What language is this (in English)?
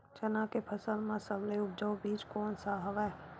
Chhattisgarhi